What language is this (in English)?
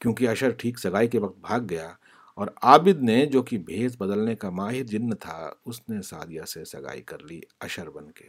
Urdu